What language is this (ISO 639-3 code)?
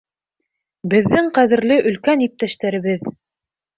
bak